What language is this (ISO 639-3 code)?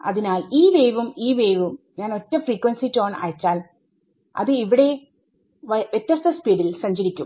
mal